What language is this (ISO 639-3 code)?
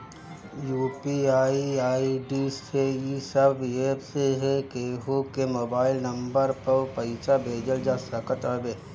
bho